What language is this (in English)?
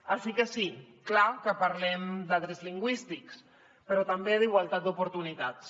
Catalan